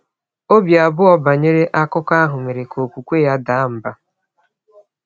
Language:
Igbo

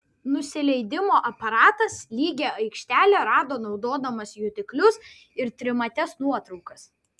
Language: Lithuanian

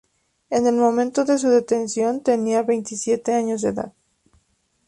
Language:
Spanish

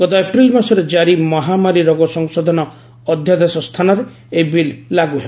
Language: Odia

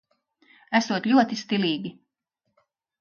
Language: Latvian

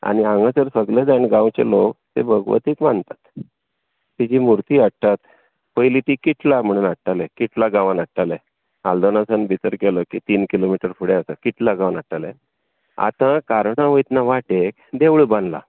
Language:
Konkani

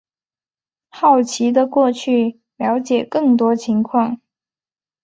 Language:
Chinese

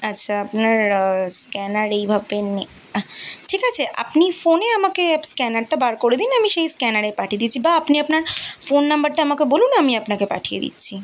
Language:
Bangla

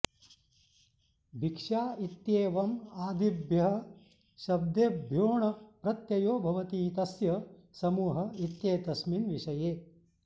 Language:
Sanskrit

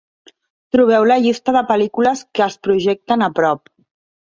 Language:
Catalan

